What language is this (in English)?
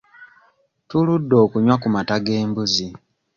Ganda